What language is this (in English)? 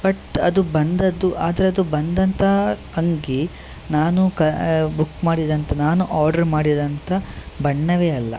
Kannada